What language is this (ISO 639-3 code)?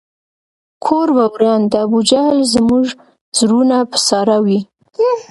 pus